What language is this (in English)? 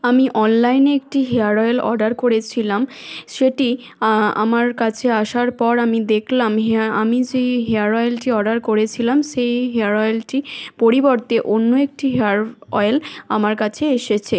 Bangla